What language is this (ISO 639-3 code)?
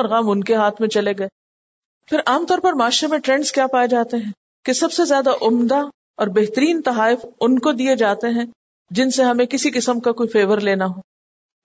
urd